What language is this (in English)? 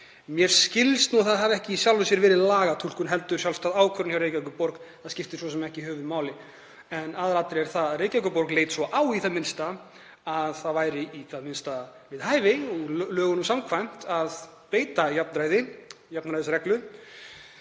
Icelandic